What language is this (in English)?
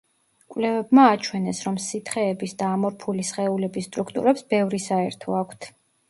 Georgian